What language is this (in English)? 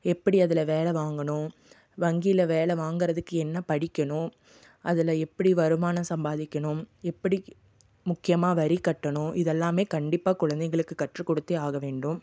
Tamil